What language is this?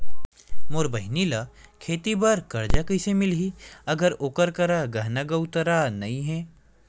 Chhattisgarhi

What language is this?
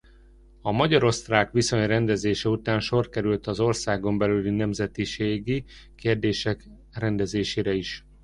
Hungarian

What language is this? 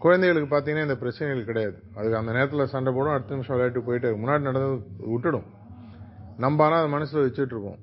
Tamil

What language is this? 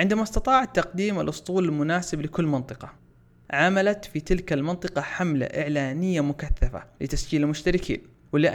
Arabic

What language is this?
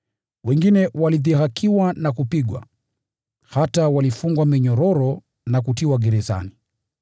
Swahili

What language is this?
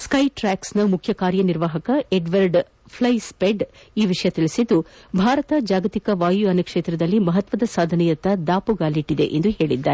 Kannada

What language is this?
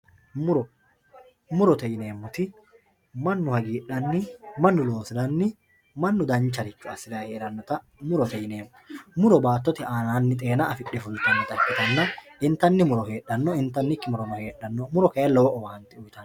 Sidamo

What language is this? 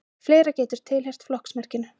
Icelandic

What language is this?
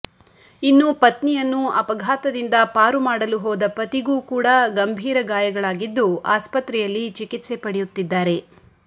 Kannada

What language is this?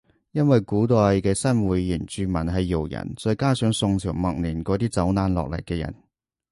Cantonese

